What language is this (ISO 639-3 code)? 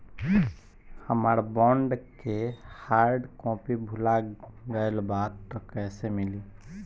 bho